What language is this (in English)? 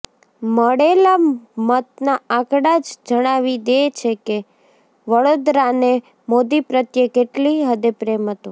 Gujarati